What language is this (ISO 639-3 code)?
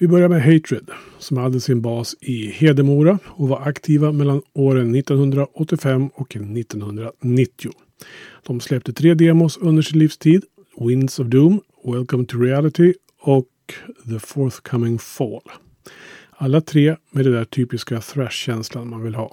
swe